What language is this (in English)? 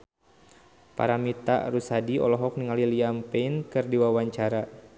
Sundanese